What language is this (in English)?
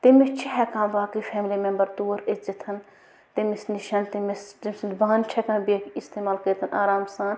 Kashmiri